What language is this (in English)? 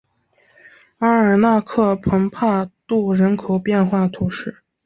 Chinese